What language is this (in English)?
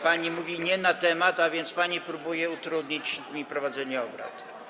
Polish